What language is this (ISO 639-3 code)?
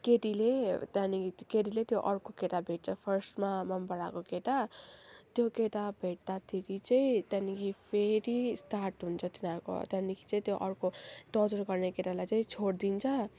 nep